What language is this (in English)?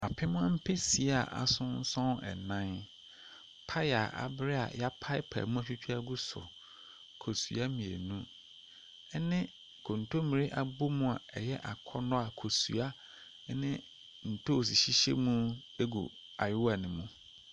Akan